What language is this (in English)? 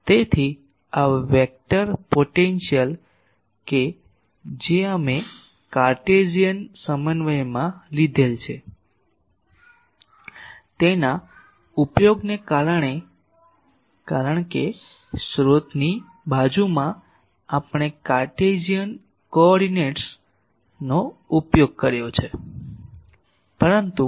Gujarati